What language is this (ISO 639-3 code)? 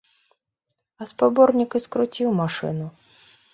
bel